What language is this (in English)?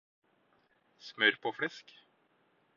Norwegian Bokmål